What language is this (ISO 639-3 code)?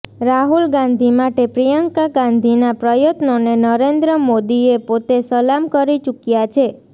guj